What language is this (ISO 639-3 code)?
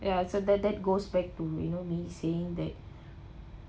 eng